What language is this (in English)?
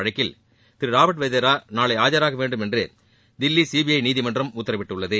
Tamil